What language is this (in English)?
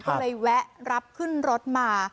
Thai